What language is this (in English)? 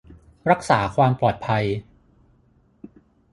Thai